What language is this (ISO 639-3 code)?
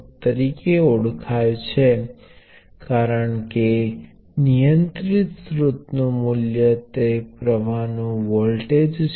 guj